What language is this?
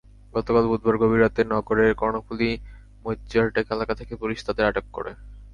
Bangla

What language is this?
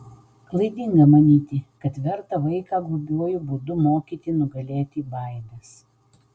Lithuanian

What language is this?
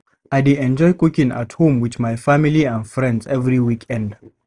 Nigerian Pidgin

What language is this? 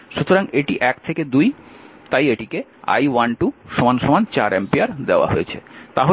Bangla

